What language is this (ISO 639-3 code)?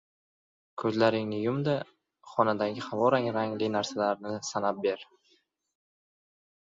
uzb